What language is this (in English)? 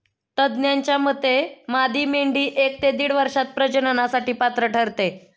Marathi